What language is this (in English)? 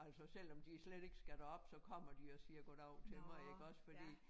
Danish